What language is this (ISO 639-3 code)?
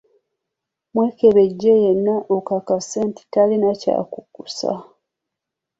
lug